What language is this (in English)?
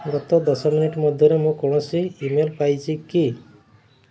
Odia